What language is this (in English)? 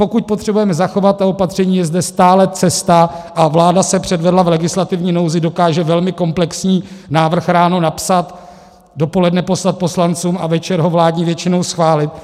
Czech